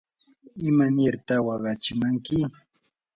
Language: Yanahuanca Pasco Quechua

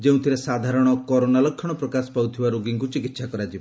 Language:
Odia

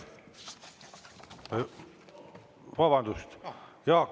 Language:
Estonian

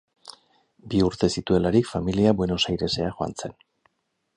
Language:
Basque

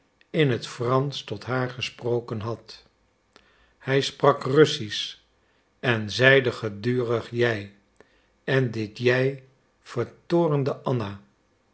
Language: Dutch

